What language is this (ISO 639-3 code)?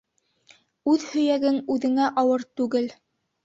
bak